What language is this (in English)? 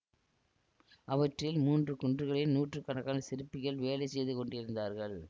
Tamil